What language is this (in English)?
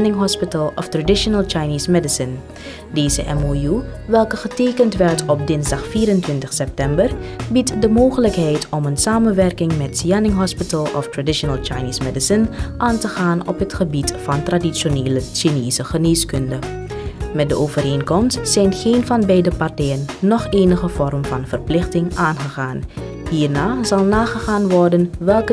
Dutch